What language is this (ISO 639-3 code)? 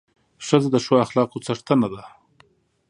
pus